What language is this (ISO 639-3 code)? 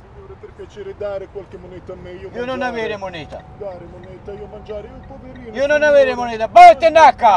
ita